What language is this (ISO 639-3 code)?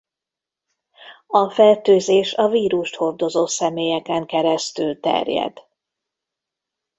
hun